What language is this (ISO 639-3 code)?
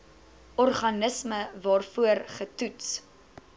afr